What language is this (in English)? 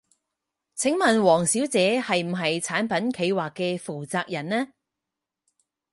Cantonese